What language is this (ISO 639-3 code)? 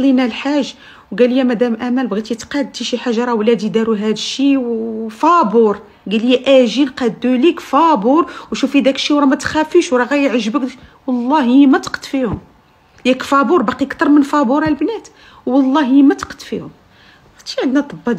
ara